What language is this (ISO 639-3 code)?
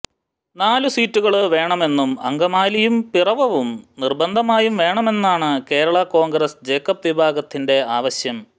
mal